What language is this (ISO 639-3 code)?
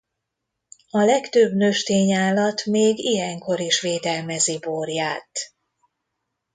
hun